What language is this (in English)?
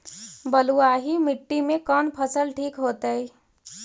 Magahi